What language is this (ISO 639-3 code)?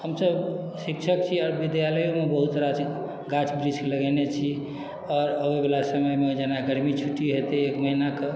mai